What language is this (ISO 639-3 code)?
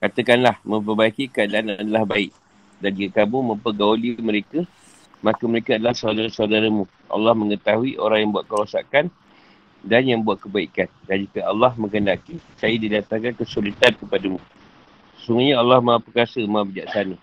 msa